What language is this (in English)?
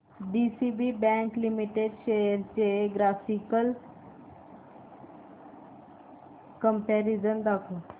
Marathi